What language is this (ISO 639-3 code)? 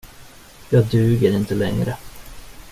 swe